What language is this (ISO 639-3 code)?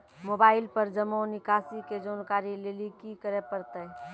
mai